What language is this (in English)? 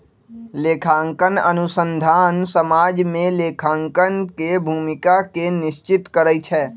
Magahi